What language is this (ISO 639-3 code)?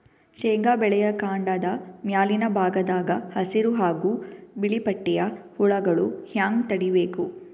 kan